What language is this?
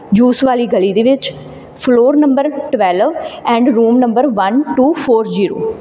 Punjabi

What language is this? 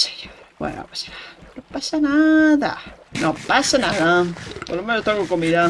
Spanish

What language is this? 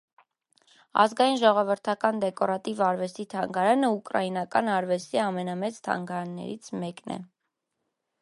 Armenian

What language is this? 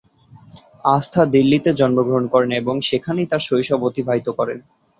Bangla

